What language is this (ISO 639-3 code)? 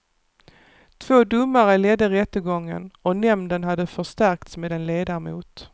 swe